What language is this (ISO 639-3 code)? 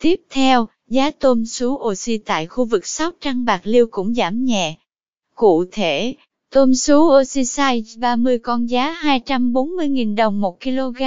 vie